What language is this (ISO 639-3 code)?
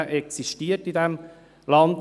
gsw